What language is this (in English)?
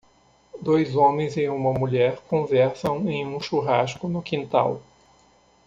Portuguese